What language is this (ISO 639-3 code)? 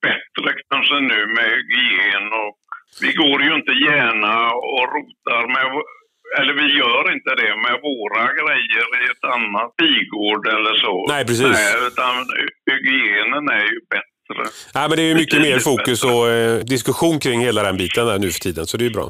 swe